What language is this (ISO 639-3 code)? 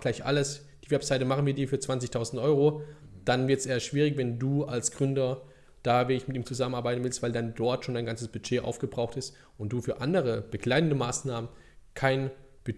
deu